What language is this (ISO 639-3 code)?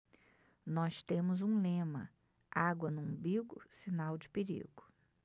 por